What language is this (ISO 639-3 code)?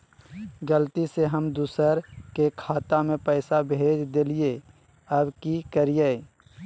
mag